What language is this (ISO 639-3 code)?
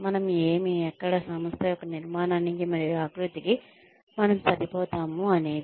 tel